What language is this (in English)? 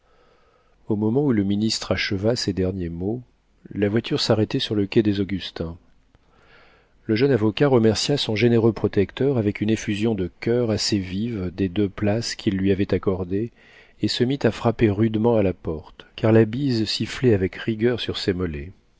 French